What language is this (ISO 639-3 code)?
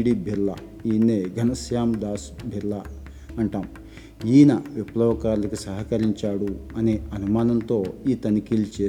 tel